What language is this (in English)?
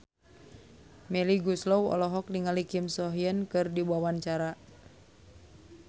Sundanese